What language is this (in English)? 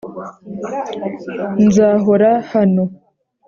Kinyarwanda